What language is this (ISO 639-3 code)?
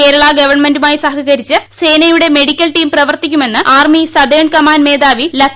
mal